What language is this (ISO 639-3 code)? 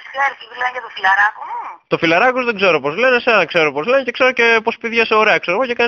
ell